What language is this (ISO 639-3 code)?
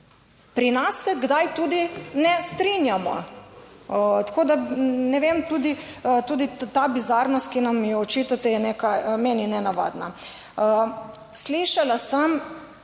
slv